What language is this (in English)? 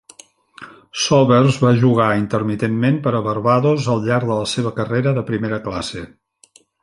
Catalan